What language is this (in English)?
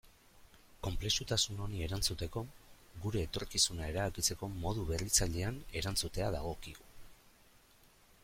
Basque